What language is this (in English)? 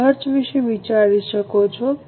Gujarati